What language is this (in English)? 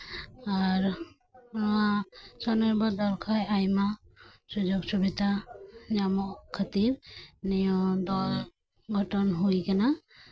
Santali